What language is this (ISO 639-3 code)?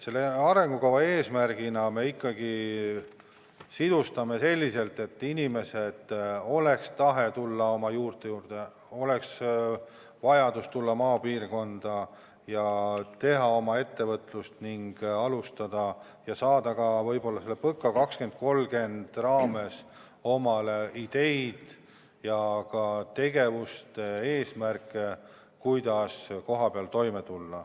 est